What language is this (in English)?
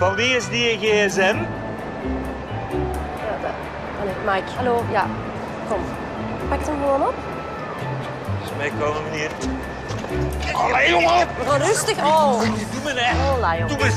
Dutch